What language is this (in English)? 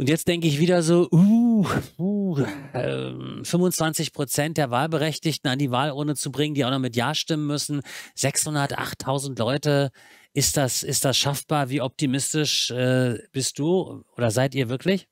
German